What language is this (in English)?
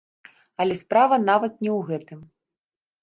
Belarusian